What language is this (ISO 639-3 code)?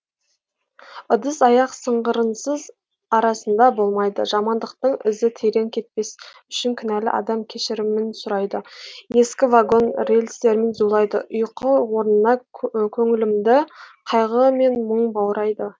kaz